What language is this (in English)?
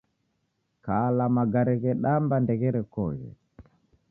Taita